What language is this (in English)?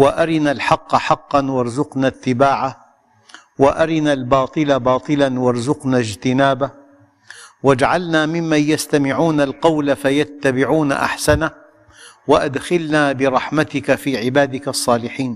Arabic